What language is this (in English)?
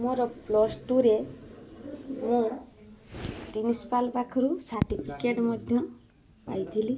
Odia